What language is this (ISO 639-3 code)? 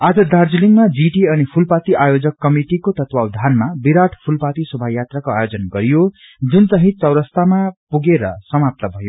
nep